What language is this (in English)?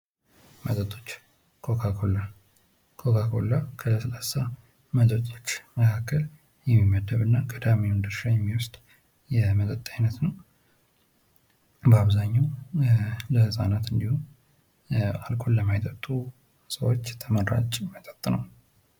Amharic